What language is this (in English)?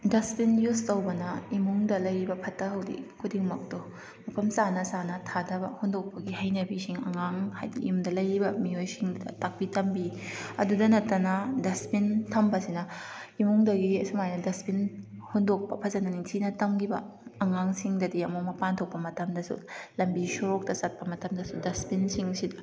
Manipuri